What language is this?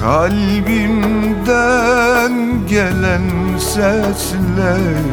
Turkish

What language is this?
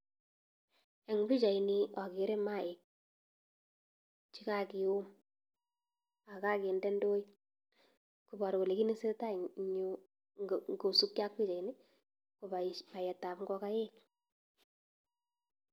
Kalenjin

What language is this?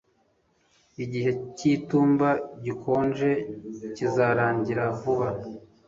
Kinyarwanda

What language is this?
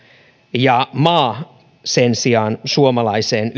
Finnish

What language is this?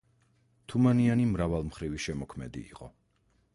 Georgian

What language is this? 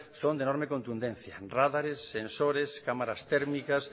Spanish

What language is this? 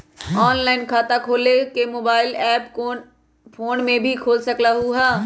Magahi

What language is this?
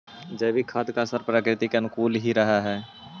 Magahi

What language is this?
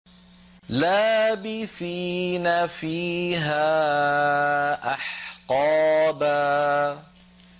Arabic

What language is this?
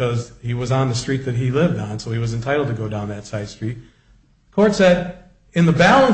English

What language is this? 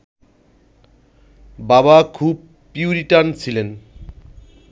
Bangla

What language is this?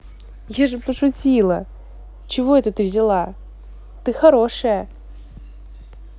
Russian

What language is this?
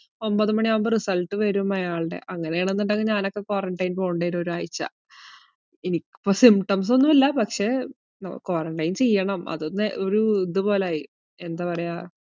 Malayalam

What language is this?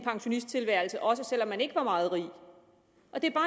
Danish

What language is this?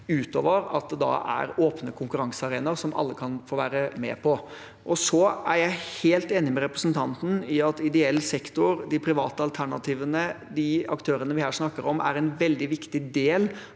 Norwegian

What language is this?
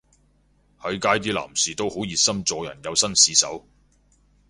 Cantonese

